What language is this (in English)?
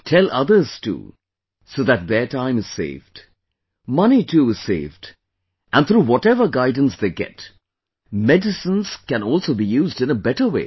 English